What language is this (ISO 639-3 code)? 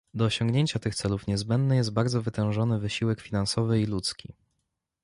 pol